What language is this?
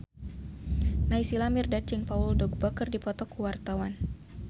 Sundanese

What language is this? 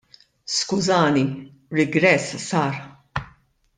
Maltese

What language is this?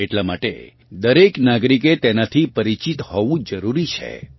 Gujarati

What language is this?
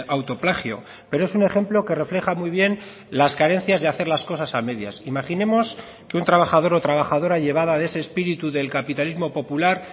Spanish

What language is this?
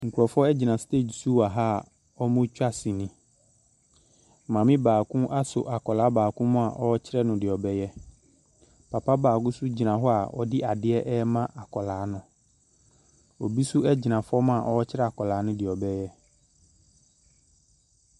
Akan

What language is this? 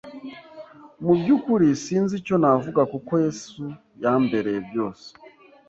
Kinyarwanda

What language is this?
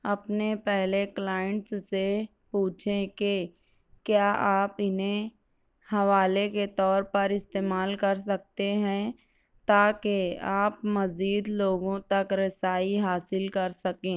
Urdu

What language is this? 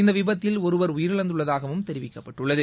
Tamil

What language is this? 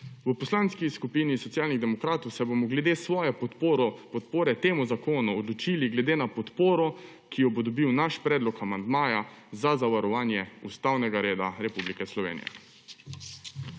Slovenian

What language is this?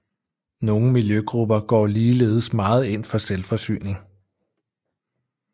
Danish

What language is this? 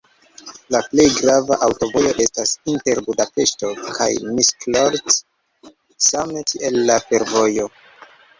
Esperanto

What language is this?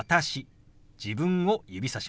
Japanese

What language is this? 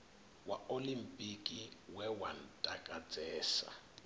Venda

